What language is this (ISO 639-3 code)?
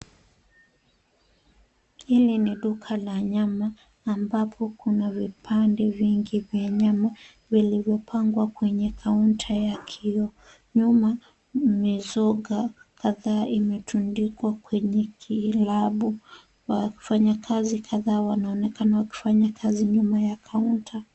swa